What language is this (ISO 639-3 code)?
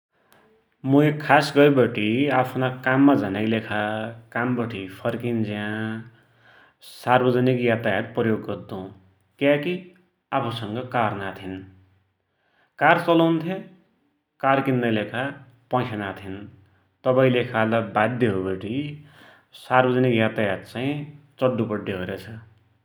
dty